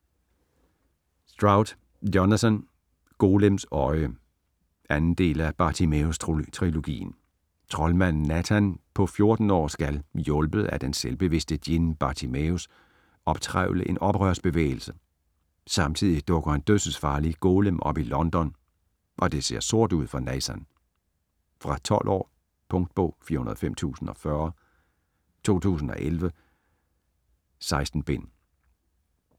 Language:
Danish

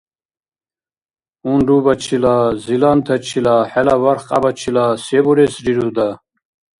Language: Dargwa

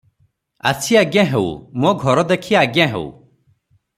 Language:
Odia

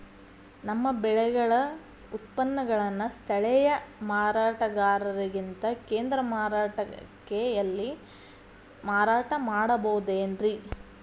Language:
Kannada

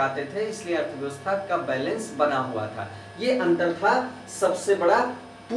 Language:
Hindi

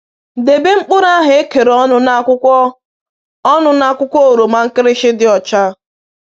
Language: Igbo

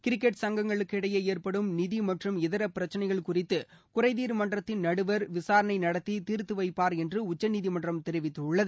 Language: Tamil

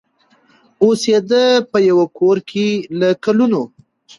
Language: Pashto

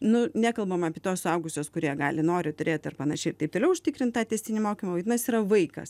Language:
Lithuanian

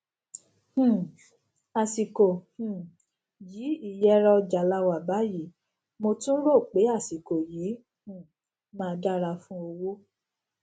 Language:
Yoruba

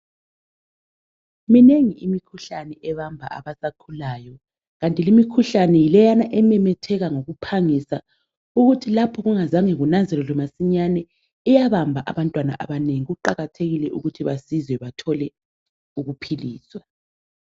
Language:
North Ndebele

